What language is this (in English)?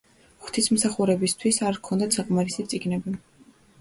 Georgian